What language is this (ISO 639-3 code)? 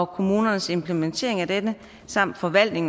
dan